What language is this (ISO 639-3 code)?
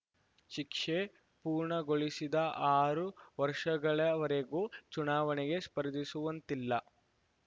kan